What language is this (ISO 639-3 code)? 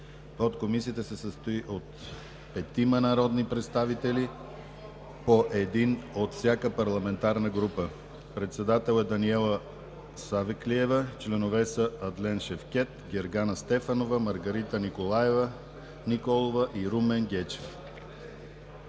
bul